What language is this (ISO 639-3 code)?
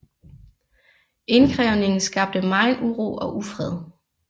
dan